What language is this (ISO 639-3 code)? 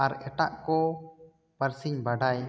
sat